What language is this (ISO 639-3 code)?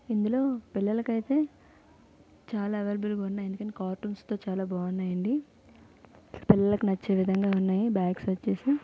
tel